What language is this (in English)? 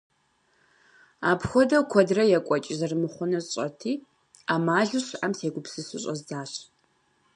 Kabardian